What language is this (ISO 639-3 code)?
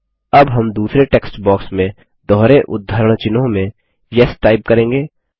hin